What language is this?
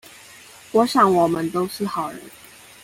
Chinese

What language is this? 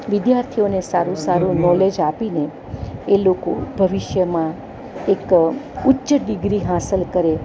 Gujarati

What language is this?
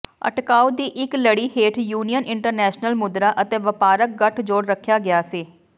Punjabi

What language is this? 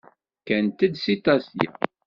Kabyle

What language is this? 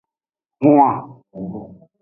Aja (Benin)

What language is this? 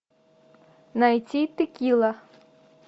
Russian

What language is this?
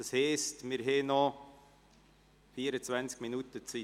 Swiss German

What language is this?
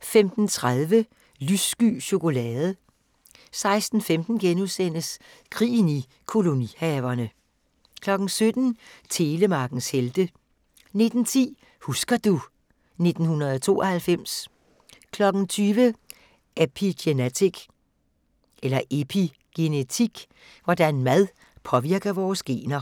Danish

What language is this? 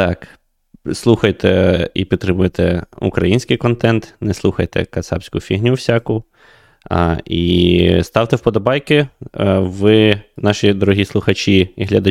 Ukrainian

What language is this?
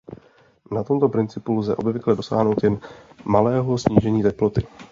Czech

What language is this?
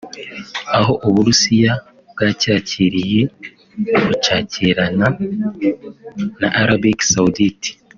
Kinyarwanda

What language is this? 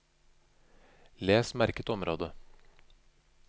Norwegian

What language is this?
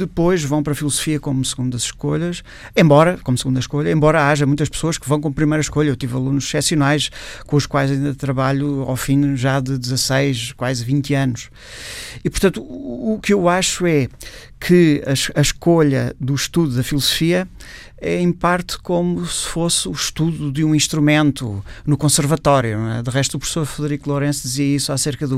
Portuguese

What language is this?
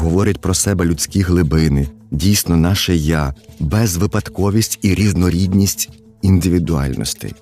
Ukrainian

